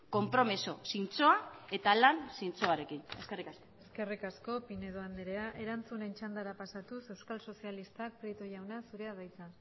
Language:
Basque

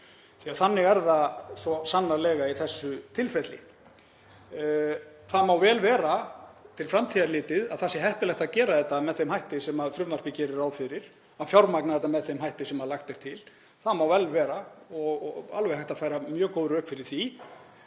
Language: Icelandic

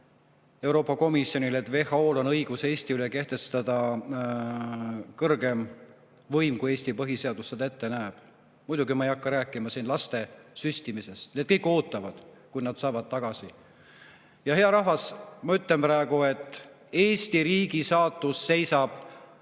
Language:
Estonian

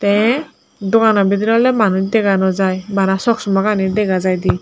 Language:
Chakma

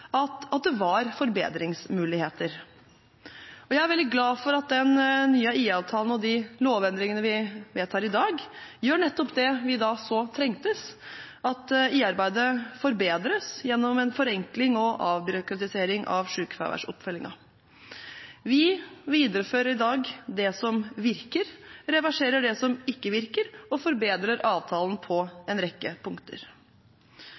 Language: Norwegian Bokmål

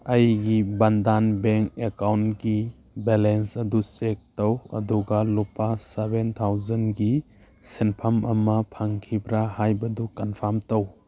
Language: Manipuri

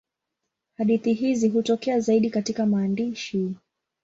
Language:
Swahili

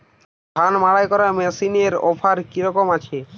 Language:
Bangla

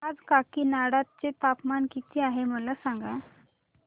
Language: Marathi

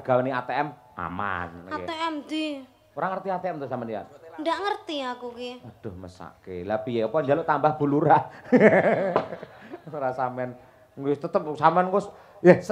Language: Indonesian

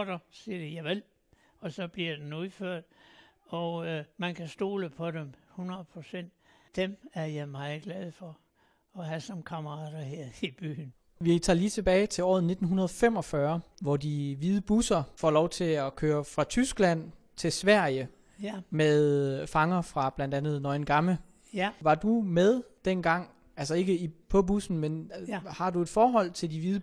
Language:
Danish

